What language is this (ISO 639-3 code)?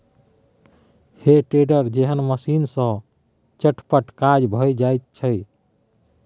mai